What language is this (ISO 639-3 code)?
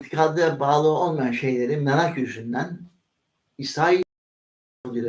tur